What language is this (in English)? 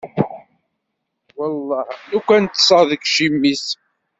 Kabyle